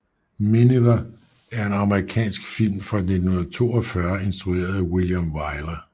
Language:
Danish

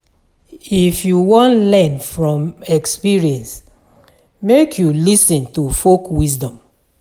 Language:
Nigerian Pidgin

